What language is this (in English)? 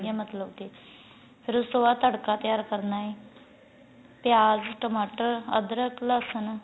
Punjabi